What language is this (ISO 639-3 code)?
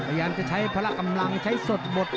tha